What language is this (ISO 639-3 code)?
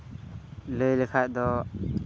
sat